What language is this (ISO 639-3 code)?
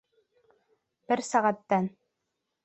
bak